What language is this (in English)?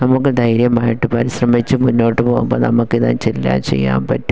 Malayalam